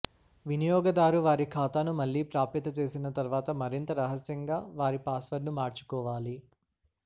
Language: Telugu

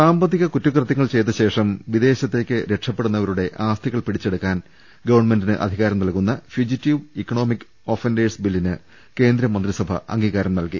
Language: Malayalam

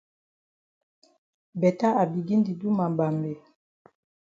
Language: Cameroon Pidgin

